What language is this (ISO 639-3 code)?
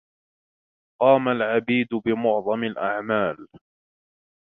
ara